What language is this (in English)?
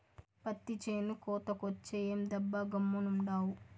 Telugu